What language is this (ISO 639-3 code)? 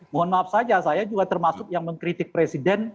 ind